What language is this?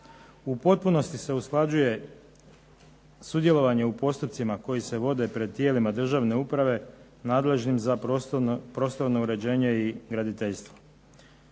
Croatian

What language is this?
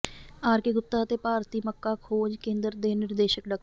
Punjabi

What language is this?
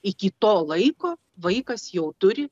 Lithuanian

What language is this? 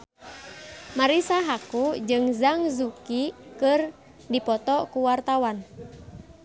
Sundanese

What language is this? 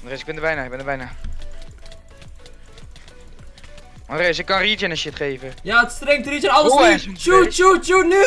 Dutch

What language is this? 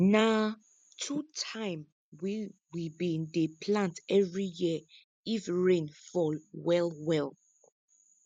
Nigerian Pidgin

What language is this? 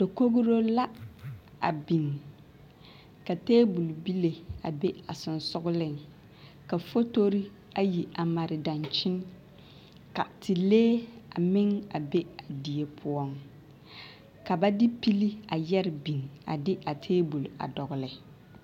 Southern Dagaare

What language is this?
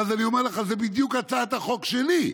Hebrew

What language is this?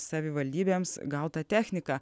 Lithuanian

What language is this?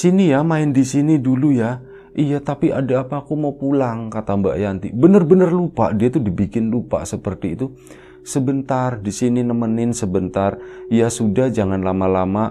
Indonesian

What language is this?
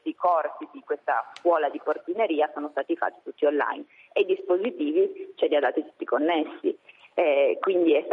Italian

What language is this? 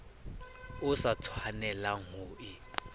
Southern Sotho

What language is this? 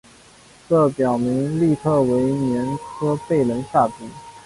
Chinese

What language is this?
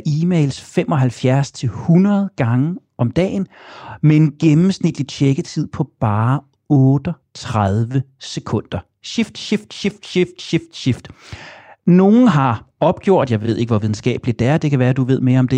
Danish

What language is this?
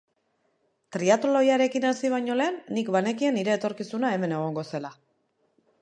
Basque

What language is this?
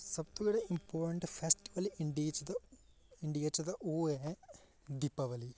Dogri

